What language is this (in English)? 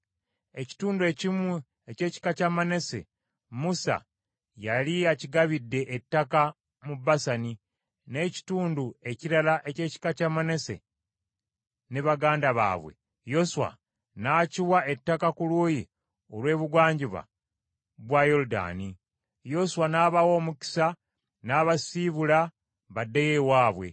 Ganda